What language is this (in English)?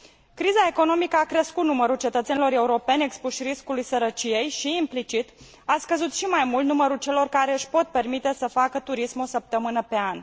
Romanian